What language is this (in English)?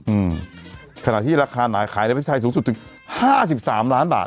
Thai